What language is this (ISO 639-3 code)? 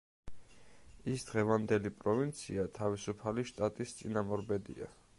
kat